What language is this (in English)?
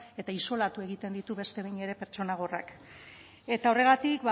Basque